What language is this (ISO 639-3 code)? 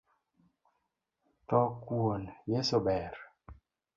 luo